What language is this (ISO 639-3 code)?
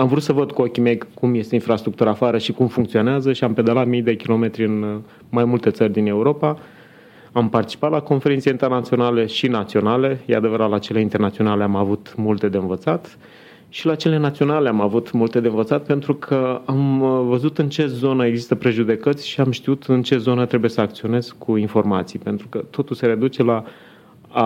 ron